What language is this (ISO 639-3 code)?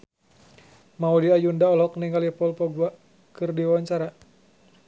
sun